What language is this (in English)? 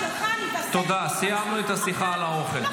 Hebrew